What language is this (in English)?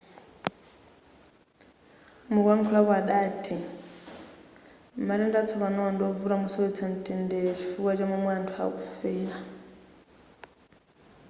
Nyanja